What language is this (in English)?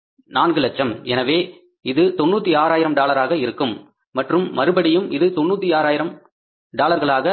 Tamil